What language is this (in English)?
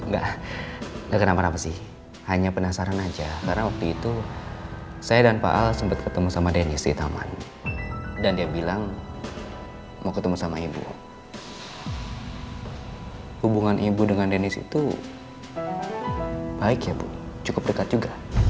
Indonesian